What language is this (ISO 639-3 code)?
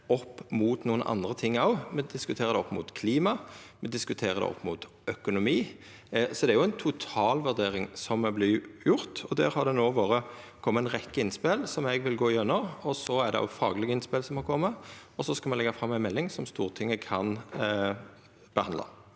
nor